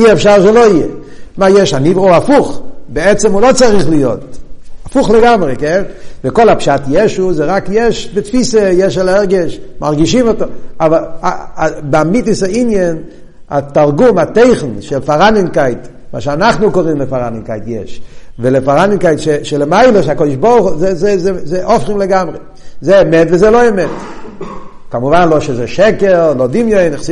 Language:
Hebrew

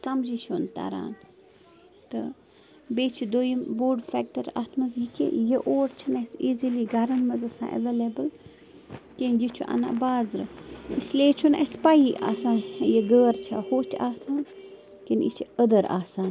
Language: Kashmiri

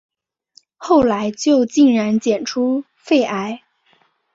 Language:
Chinese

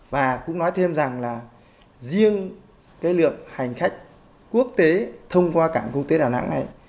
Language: Vietnamese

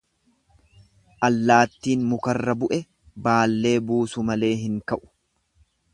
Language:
Oromo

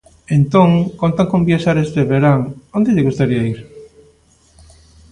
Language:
Galician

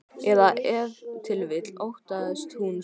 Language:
Icelandic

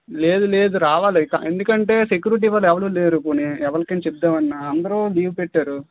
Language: Telugu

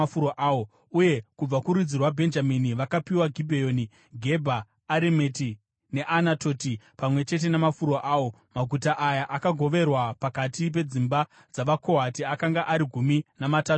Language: Shona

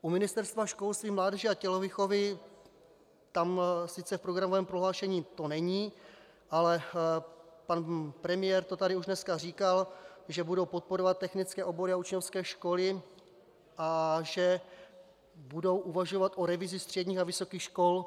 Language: Czech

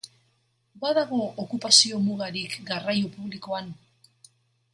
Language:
Basque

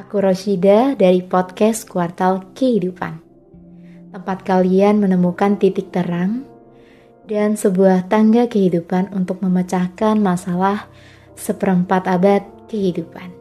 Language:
Indonesian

